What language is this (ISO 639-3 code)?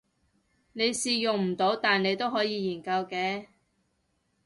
yue